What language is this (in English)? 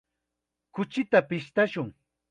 Chiquián Ancash Quechua